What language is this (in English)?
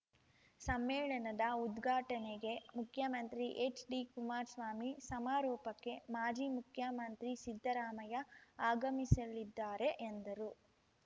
Kannada